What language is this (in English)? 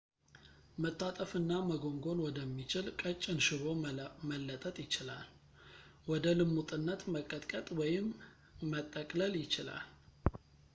Amharic